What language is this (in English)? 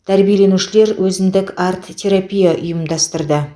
Kazakh